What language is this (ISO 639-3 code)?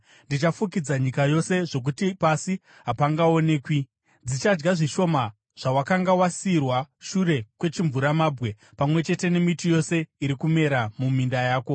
sna